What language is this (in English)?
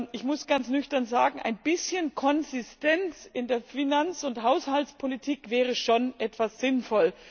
German